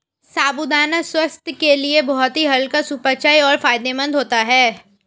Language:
Hindi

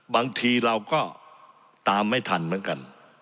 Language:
Thai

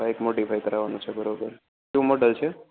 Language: Gujarati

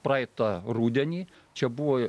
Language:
Lithuanian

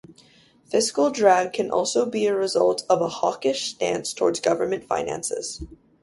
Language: English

